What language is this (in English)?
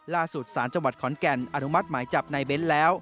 Thai